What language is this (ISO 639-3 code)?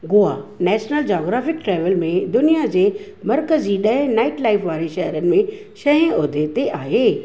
snd